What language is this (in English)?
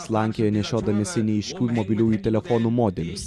Lithuanian